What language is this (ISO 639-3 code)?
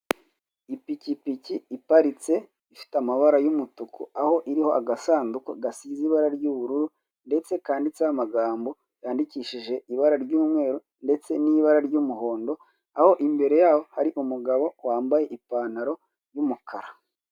kin